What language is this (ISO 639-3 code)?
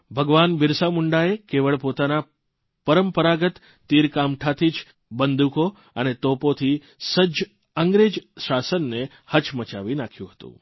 guj